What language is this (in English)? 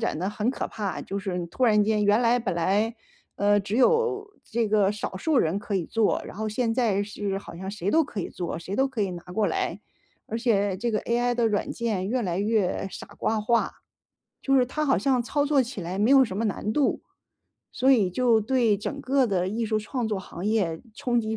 Chinese